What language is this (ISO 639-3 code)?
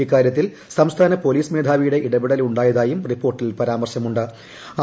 mal